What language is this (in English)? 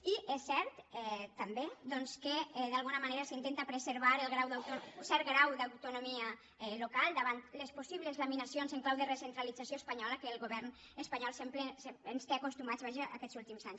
Catalan